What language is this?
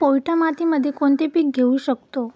Marathi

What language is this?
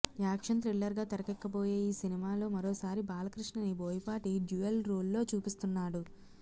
Telugu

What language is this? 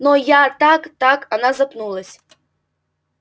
Russian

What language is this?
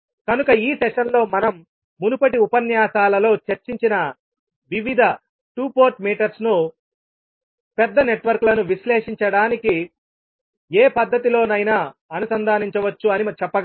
Telugu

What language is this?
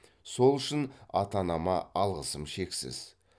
Kazakh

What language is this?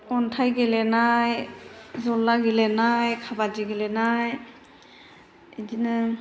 Bodo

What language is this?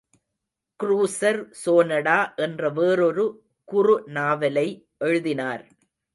Tamil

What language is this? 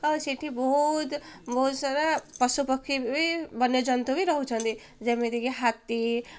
Odia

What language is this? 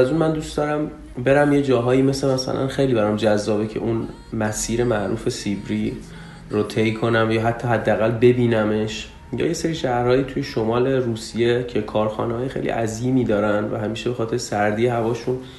Persian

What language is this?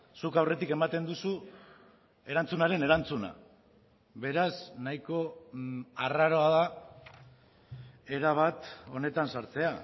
Basque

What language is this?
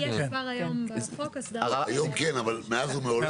Hebrew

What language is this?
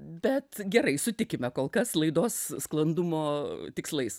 Lithuanian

